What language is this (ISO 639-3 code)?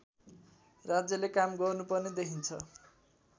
nep